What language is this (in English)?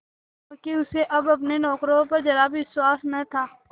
Hindi